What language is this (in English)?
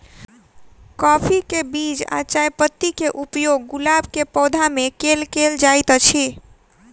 Maithili